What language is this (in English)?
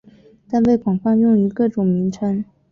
Chinese